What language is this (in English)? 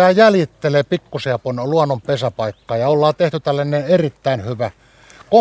Finnish